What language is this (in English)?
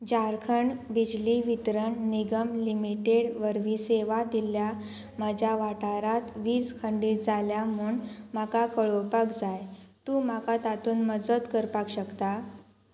Konkani